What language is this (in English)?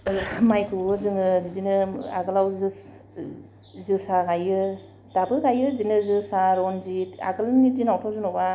Bodo